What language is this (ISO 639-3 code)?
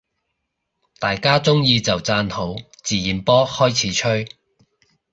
yue